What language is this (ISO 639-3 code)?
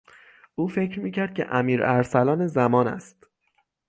fas